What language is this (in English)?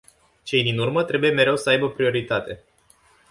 Romanian